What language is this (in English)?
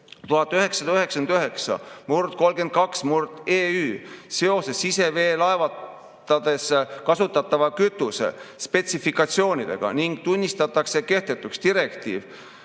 Estonian